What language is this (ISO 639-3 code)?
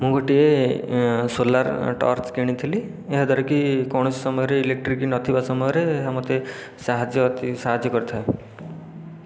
ori